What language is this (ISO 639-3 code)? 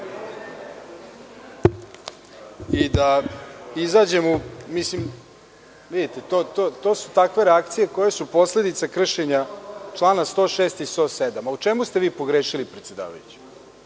srp